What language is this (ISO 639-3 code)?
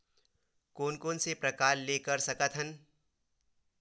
hne